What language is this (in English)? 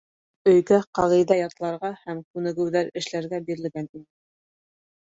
Bashkir